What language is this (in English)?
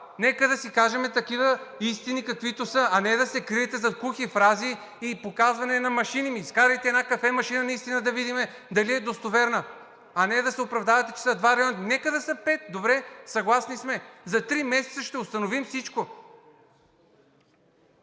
Bulgarian